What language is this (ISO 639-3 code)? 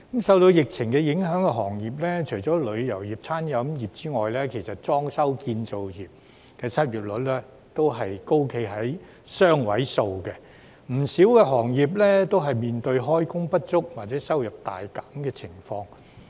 yue